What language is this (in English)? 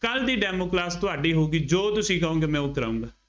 Punjabi